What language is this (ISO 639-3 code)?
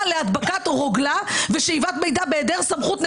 heb